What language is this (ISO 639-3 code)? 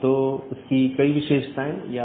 hin